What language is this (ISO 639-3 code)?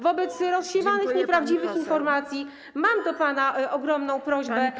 pol